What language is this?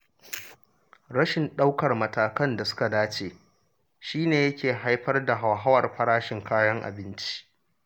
Hausa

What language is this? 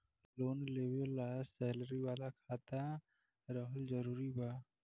Bhojpuri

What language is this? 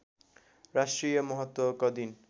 Nepali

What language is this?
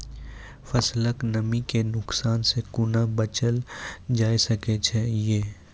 Maithili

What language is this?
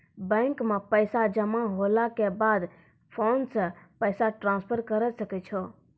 Maithili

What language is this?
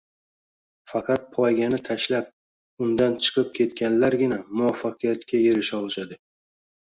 Uzbek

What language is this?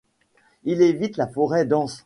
French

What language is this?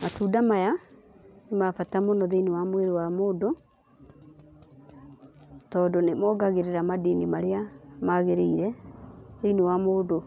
Kikuyu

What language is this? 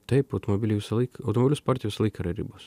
Lithuanian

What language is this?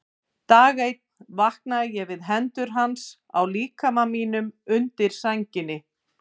Icelandic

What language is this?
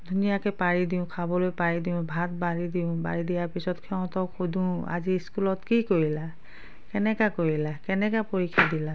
Assamese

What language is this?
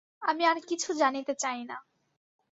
Bangla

